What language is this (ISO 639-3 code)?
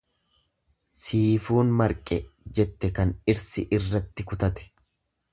orm